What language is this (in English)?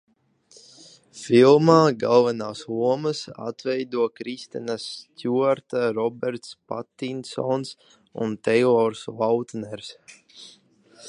Latvian